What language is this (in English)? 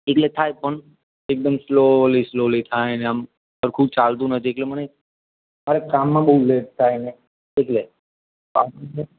Gujarati